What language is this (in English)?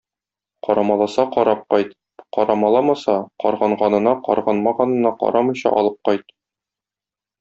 Tatar